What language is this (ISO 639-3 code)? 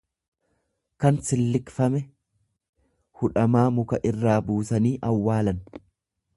orm